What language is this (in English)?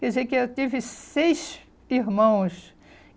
Portuguese